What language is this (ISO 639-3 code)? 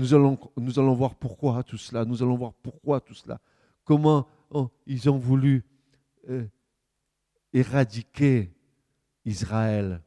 fra